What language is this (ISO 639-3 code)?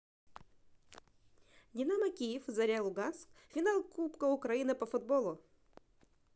rus